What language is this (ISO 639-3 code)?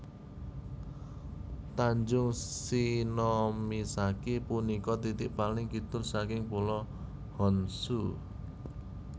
jav